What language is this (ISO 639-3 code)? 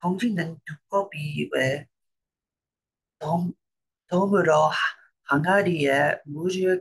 kor